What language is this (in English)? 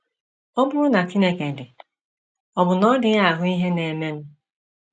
Igbo